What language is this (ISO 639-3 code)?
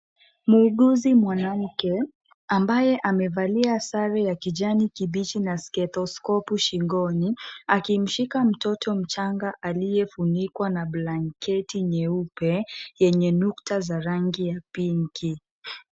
swa